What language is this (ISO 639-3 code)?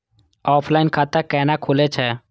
mai